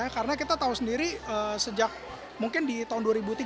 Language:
Indonesian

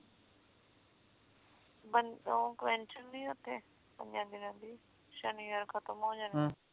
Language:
Punjabi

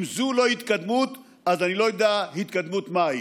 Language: Hebrew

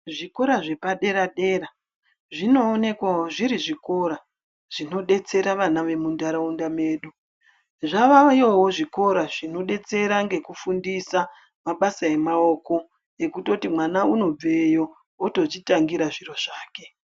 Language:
Ndau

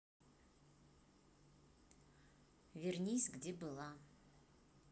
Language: Russian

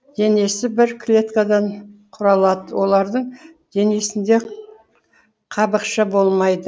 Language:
Kazakh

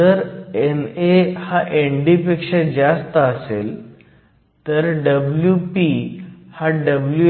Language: Marathi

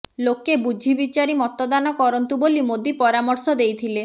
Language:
Odia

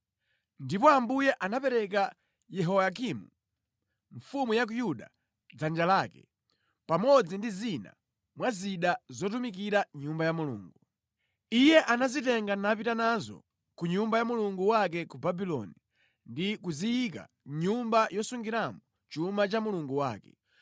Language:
Nyanja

